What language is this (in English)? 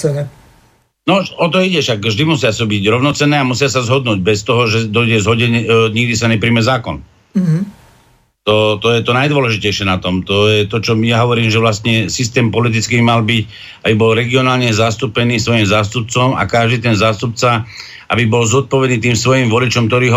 Slovak